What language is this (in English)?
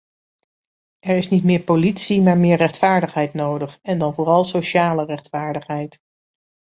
Dutch